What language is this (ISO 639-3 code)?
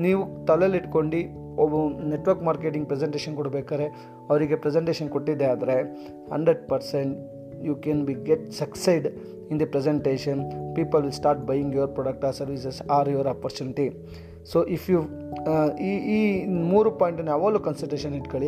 kan